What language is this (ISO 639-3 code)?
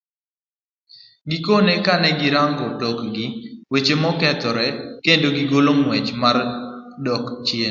luo